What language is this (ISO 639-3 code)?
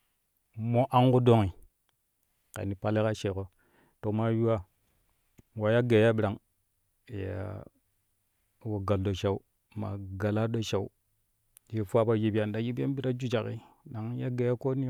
kuh